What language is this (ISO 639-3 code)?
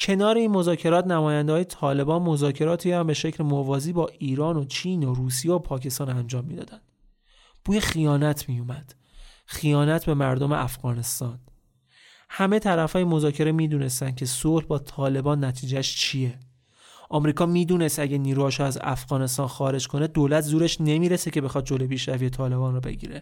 fas